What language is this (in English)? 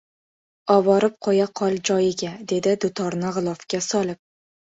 Uzbek